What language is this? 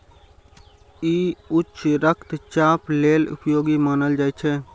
Maithili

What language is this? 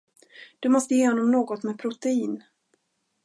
Swedish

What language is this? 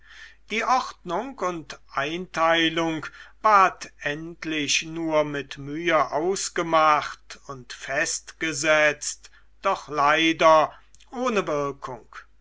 German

